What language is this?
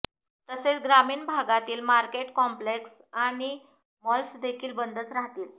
Marathi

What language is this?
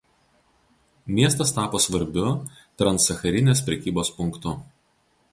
Lithuanian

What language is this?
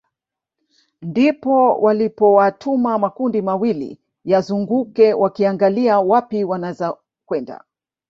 Swahili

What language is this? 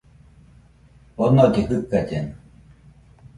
Nüpode Huitoto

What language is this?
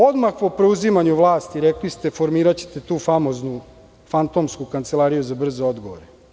Serbian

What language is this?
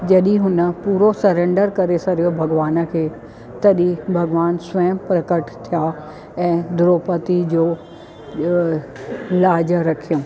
Sindhi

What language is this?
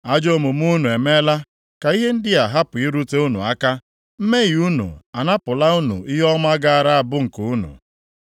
Igbo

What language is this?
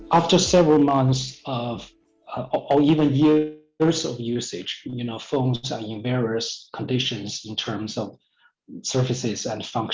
Indonesian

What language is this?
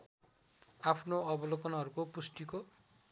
Nepali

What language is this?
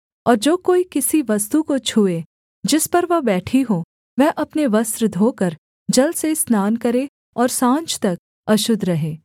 Hindi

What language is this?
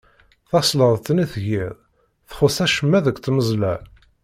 Kabyle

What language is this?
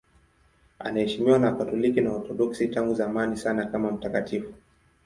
Swahili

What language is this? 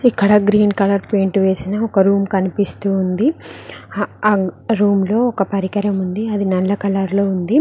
Telugu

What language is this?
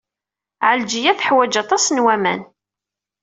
Kabyle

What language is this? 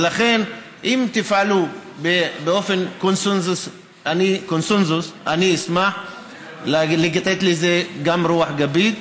Hebrew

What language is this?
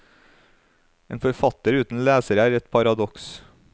Norwegian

